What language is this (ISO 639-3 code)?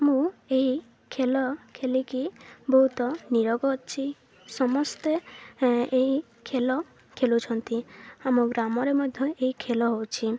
ori